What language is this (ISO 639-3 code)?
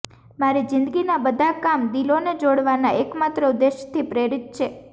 guj